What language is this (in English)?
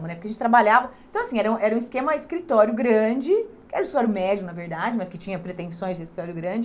Portuguese